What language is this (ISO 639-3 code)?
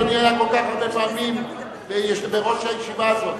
heb